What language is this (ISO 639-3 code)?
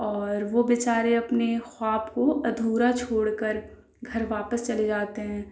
urd